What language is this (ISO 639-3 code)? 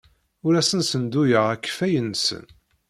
kab